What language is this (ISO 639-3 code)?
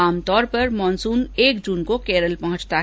hin